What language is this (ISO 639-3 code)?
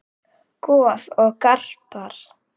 isl